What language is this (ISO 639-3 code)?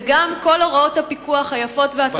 heb